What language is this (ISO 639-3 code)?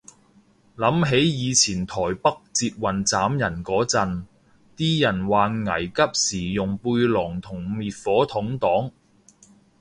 yue